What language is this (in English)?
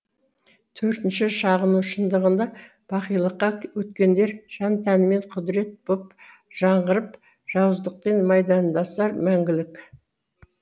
Kazakh